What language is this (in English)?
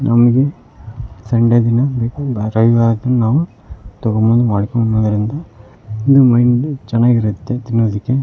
Kannada